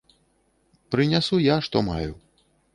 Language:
Belarusian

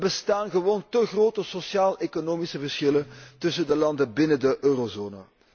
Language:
Dutch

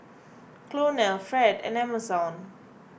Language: English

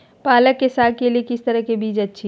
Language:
Magahi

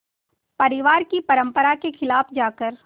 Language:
Hindi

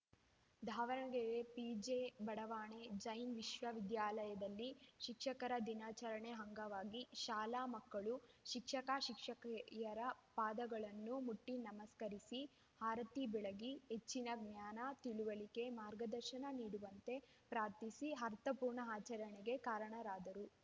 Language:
Kannada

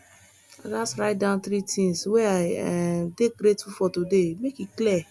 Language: Nigerian Pidgin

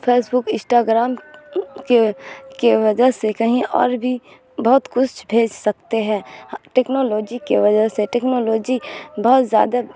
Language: Urdu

